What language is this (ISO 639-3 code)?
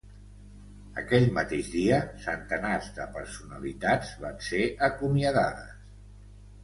cat